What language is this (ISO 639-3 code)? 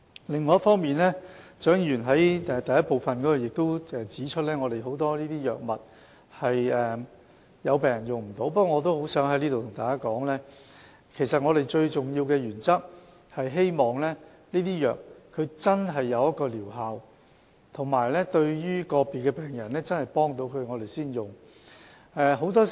yue